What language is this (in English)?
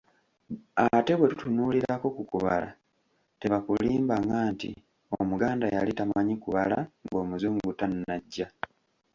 Ganda